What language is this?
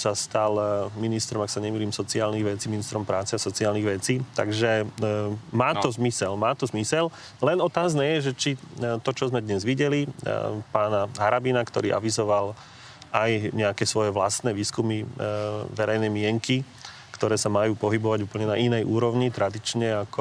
Slovak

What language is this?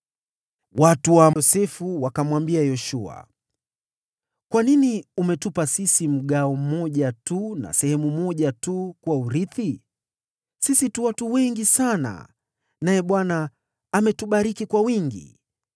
Swahili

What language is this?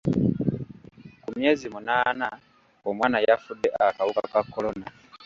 Ganda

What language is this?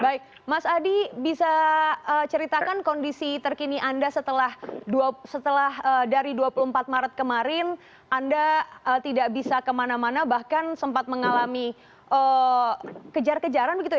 Indonesian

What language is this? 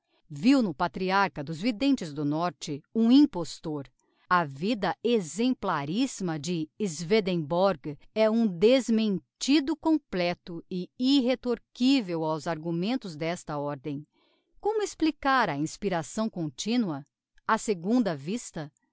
Portuguese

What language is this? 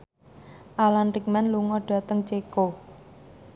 Javanese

